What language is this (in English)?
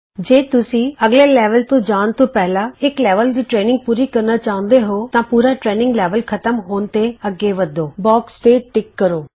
Punjabi